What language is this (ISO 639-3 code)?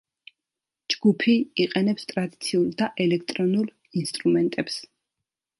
kat